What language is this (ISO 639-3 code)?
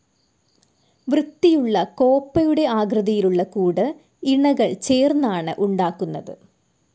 mal